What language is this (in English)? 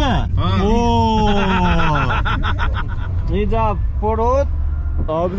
Turkish